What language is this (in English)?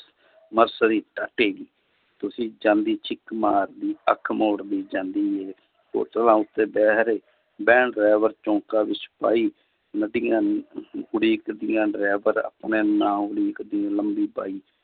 Punjabi